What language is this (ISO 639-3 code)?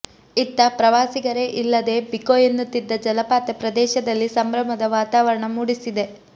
kan